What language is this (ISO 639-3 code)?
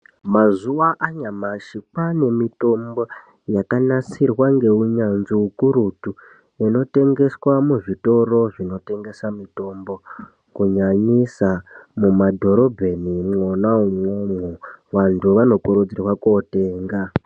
ndc